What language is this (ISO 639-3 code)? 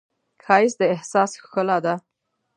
pus